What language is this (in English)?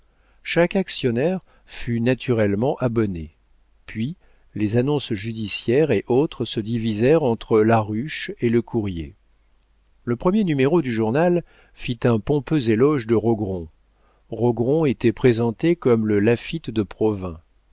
French